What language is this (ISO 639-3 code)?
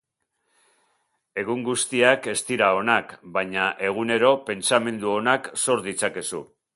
eus